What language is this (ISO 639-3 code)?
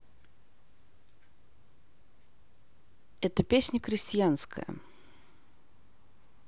rus